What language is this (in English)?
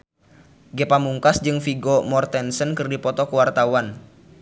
Sundanese